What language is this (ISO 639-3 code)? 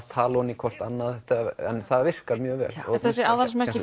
isl